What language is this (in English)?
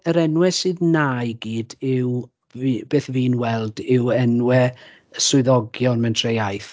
Welsh